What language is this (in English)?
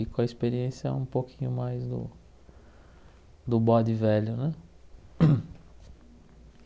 Portuguese